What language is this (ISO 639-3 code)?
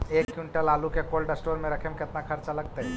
mag